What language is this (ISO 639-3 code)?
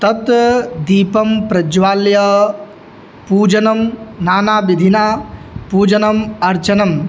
san